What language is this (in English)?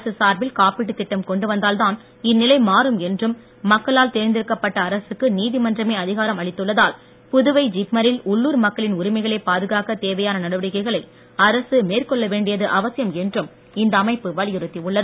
Tamil